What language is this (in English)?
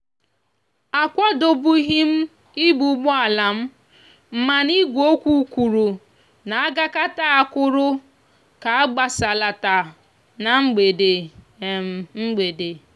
Igbo